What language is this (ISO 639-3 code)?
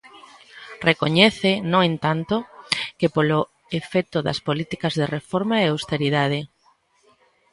glg